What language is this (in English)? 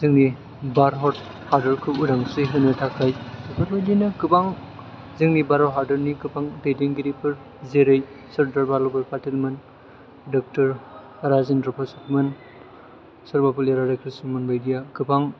Bodo